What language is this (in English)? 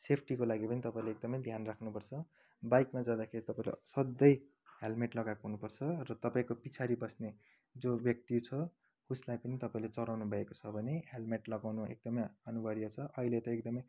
Nepali